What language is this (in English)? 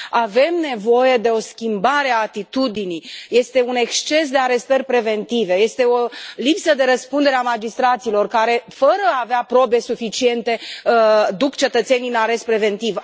Romanian